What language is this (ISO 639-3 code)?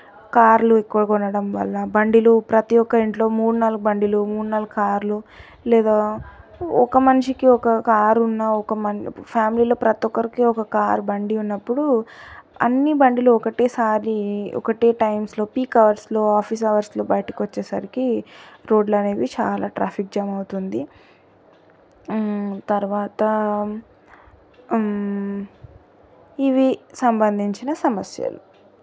tel